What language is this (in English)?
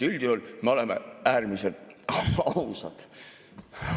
Estonian